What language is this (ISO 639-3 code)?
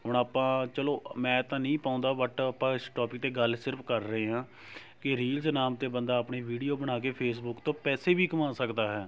pan